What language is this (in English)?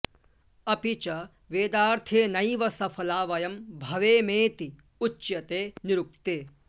Sanskrit